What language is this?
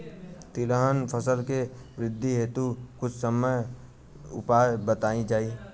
Bhojpuri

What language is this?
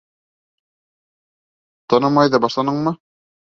Bashkir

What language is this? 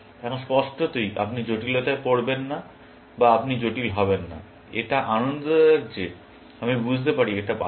Bangla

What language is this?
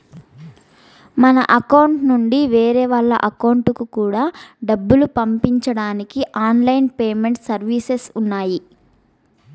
Telugu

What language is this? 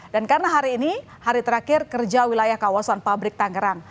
Indonesian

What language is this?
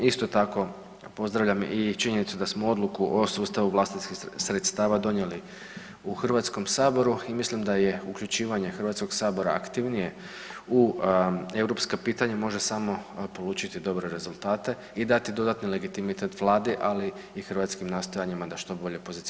Croatian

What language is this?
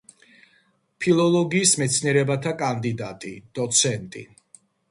Georgian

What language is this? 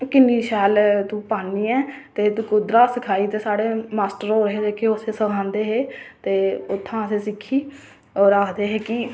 Dogri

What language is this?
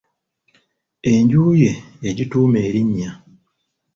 Ganda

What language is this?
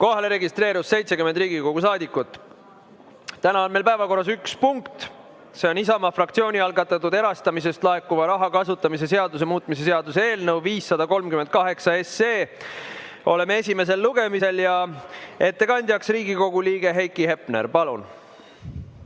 Estonian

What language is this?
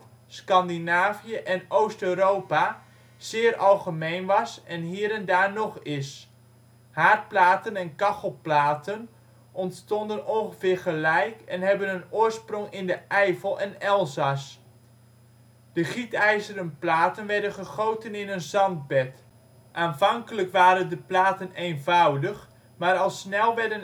Dutch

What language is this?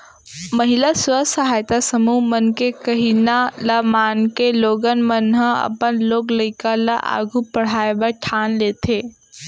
Chhattisgarhi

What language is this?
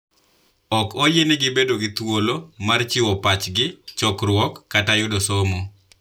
Luo (Kenya and Tanzania)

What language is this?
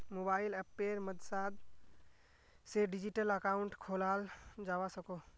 Magahi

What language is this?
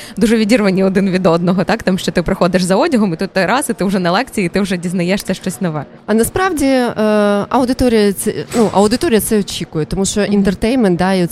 Ukrainian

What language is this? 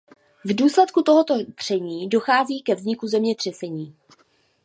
Czech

